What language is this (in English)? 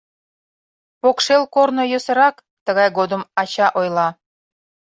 Mari